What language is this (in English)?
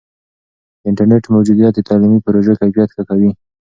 Pashto